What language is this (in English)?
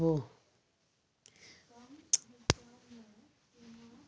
Maithili